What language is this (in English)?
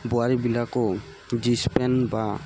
Assamese